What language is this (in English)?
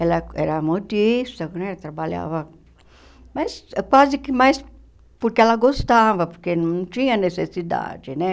Portuguese